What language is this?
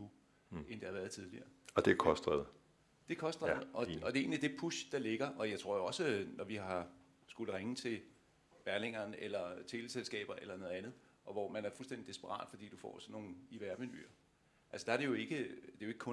Danish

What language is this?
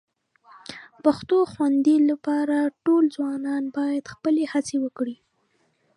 Pashto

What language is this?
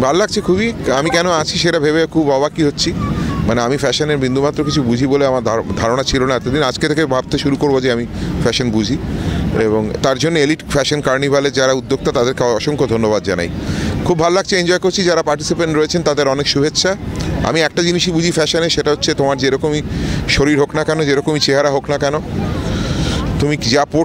Arabic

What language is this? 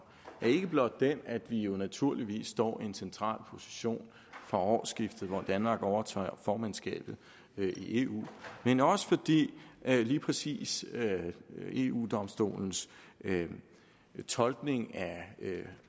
Danish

